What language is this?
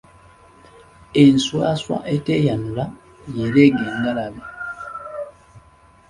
Ganda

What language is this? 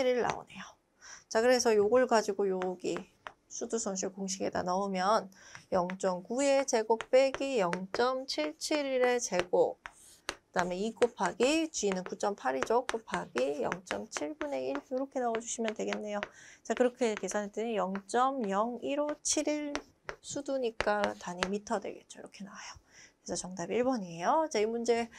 Korean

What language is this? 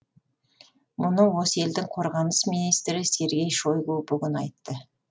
Kazakh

